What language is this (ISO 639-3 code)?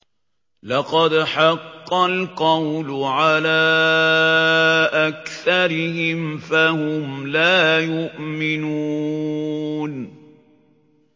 ara